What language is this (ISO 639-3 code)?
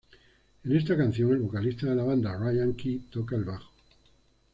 spa